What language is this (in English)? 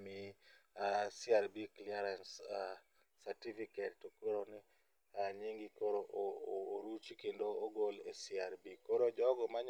Luo (Kenya and Tanzania)